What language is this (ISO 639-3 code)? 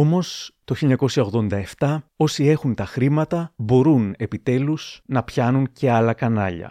ell